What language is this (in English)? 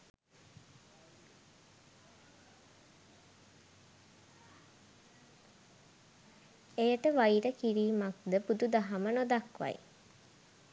Sinhala